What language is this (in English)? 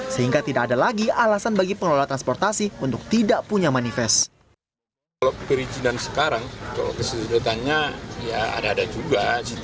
Indonesian